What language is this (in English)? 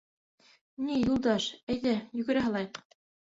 Bashkir